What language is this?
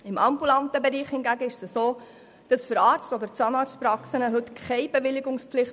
Swiss German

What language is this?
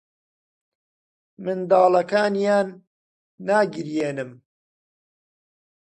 Central Kurdish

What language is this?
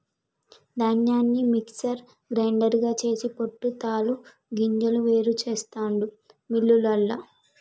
Telugu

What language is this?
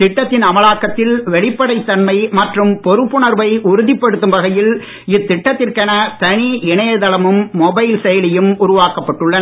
Tamil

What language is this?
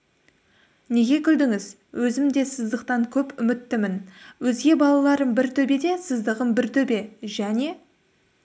Kazakh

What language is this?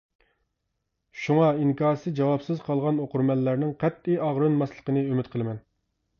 Uyghur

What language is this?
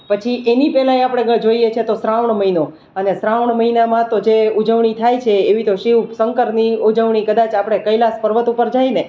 Gujarati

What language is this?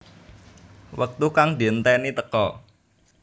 Javanese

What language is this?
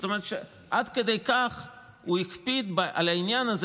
Hebrew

